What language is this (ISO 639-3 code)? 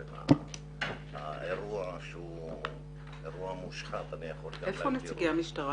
heb